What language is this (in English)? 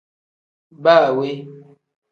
Tem